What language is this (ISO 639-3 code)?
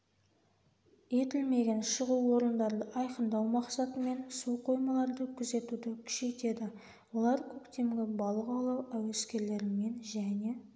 kaz